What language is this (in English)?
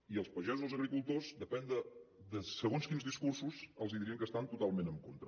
Catalan